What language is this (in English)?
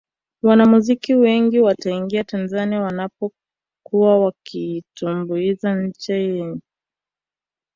Swahili